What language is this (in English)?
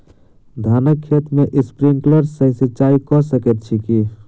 Maithili